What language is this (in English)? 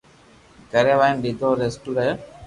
Loarki